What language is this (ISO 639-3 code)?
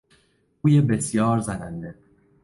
fas